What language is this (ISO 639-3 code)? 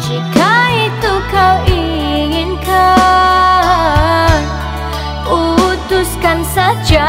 ind